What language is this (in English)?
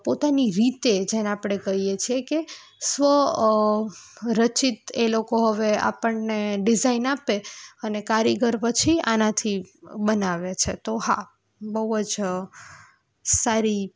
Gujarati